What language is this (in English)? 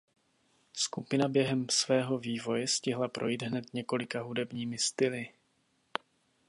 Czech